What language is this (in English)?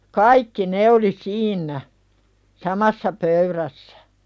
Finnish